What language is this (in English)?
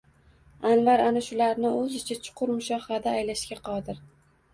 Uzbek